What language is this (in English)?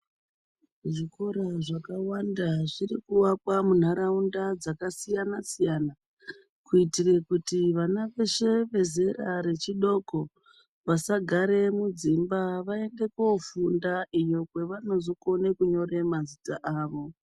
Ndau